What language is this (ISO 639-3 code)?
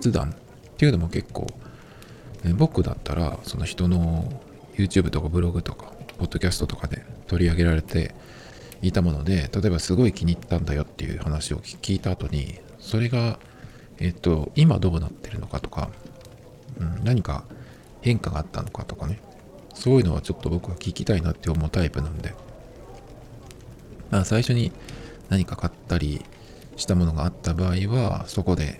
jpn